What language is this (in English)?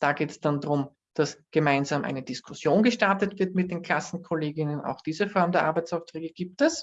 German